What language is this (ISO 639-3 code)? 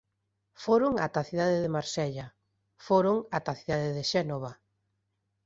glg